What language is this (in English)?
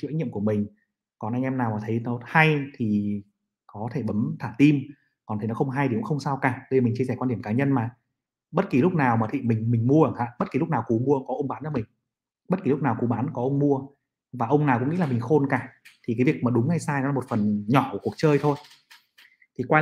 Vietnamese